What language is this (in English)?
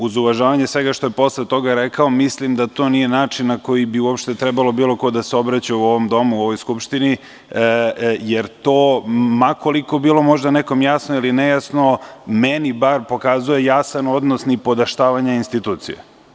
Serbian